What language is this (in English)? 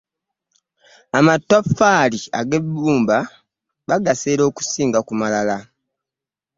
Ganda